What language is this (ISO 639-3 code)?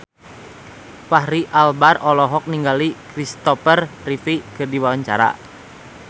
sun